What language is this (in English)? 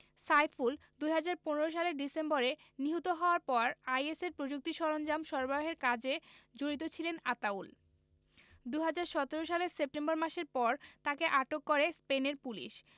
Bangla